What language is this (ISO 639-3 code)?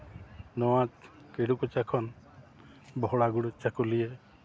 sat